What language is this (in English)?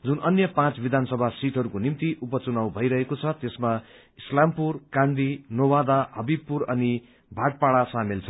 Nepali